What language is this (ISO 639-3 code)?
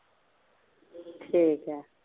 pan